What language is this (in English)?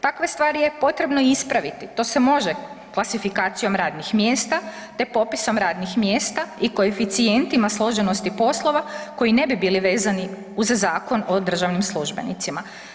Croatian